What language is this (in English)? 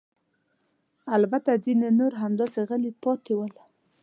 Pashto